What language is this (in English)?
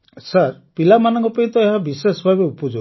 Odia